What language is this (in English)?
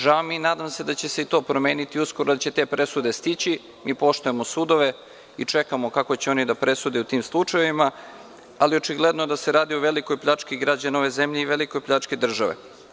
Serbian